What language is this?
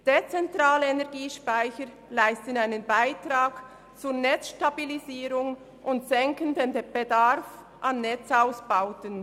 Swiss German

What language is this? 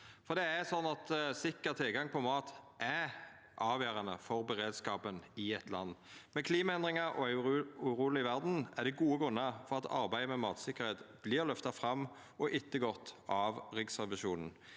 Norwegian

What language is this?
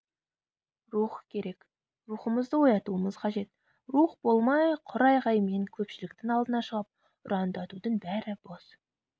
Kazakh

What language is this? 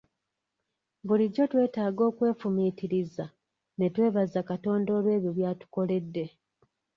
Ganda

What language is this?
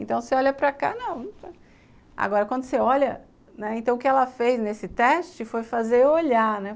Portuguese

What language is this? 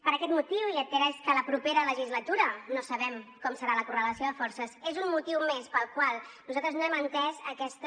Catalan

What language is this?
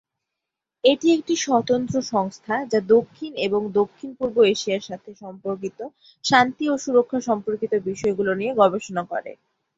Bangla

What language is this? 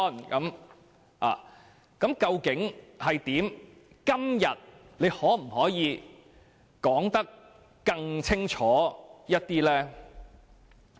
Cantonese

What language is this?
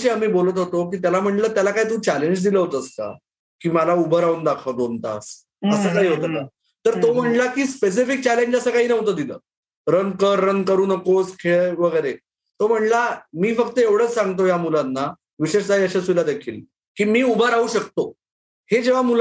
Marathi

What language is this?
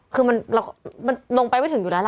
Thai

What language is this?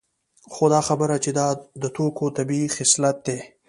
Pashto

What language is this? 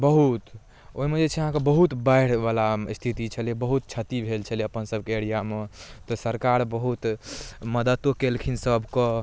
Maithili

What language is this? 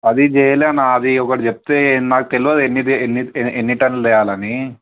Telugu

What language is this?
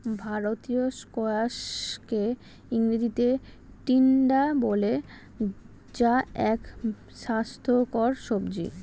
Bangla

